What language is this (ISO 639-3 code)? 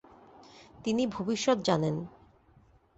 ben